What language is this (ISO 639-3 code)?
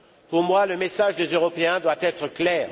fra